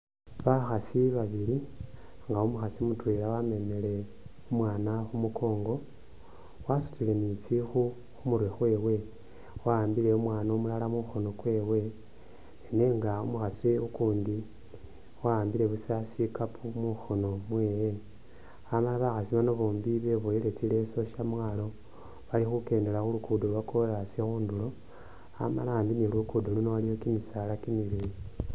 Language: Masaaba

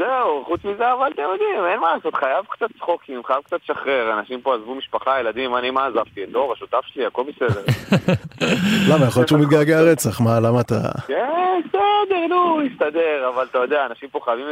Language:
Hebrew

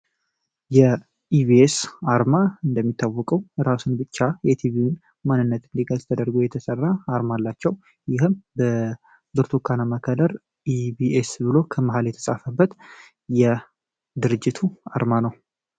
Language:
Amharic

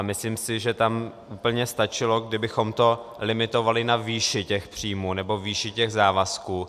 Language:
Czech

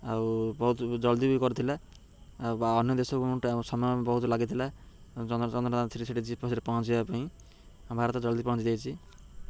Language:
Odia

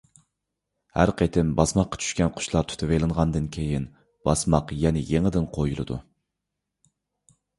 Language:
Uyghur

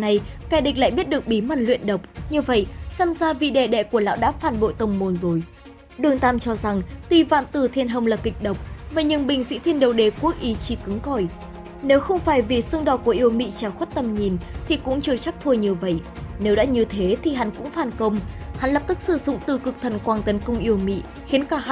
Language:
Vietnamese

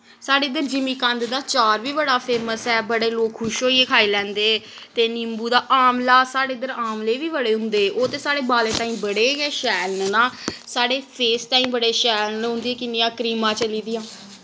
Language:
Dogri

